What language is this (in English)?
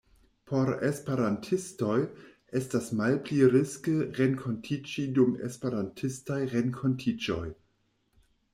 Esperanto